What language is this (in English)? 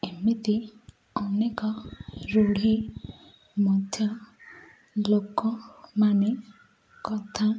Odia